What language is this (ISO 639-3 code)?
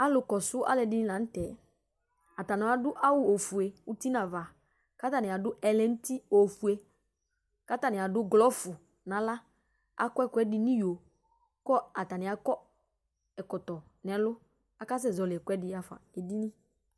kpo